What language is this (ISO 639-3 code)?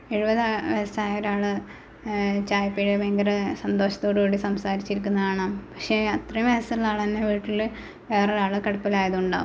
mal